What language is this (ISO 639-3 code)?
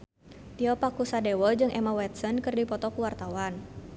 sun